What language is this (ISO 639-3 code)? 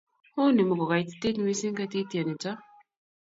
kln